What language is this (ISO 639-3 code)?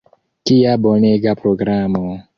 epo